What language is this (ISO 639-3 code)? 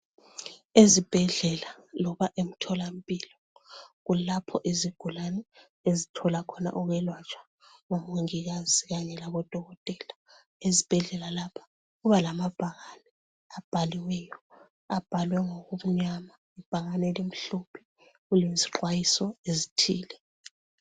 nde